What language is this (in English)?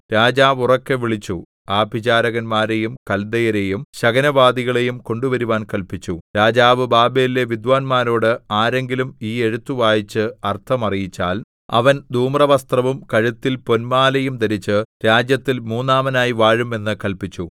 Malayalam